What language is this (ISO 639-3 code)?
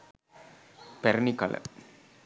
sin